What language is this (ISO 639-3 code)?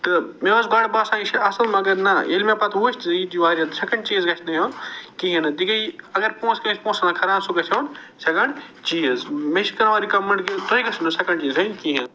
kas